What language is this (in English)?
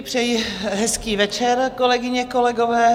Czech